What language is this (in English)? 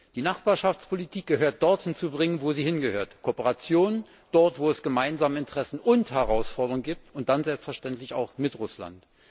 German